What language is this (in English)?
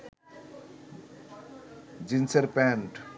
Bangla